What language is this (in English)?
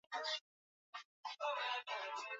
Swahili